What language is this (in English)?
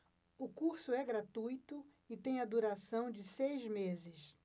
Portuguese